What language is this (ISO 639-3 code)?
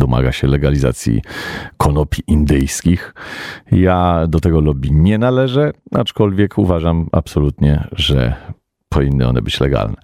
pol